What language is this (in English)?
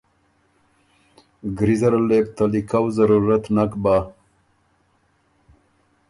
Ormuri